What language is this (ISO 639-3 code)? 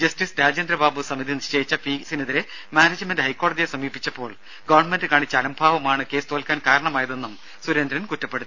mal